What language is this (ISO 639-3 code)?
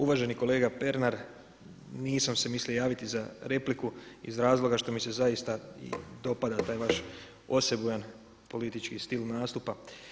hrv